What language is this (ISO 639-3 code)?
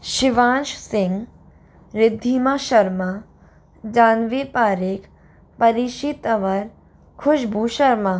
hin